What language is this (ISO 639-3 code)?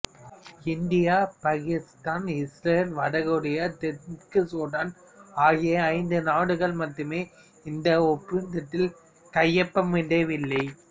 tam